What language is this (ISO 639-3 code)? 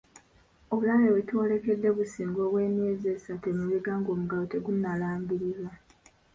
lug